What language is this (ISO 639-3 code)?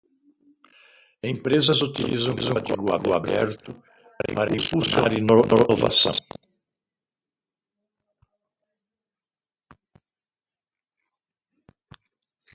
por